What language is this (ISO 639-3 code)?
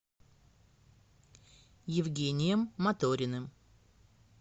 rus